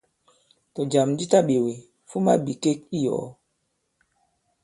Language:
Bankon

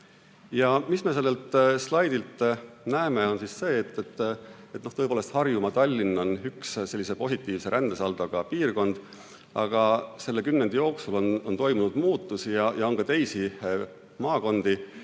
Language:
Estonian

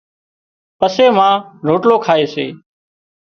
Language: Wadiyara Koli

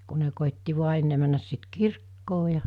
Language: Finnish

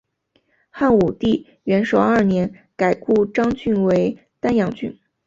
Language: Chinese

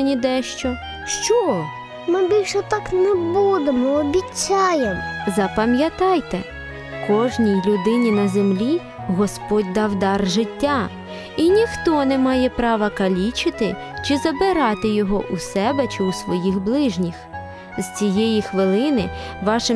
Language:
Ukrainian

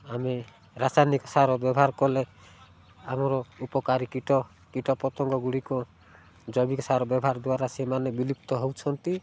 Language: Odia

